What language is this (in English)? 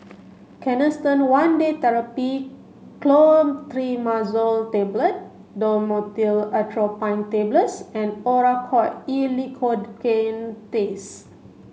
English